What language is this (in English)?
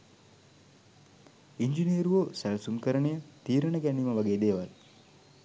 Sinhala